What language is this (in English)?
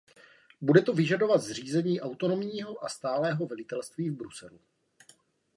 Czech